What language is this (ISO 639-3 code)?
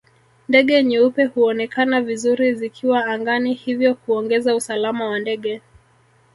swa